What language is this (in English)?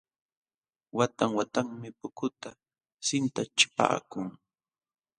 Jauja Wanca Quechua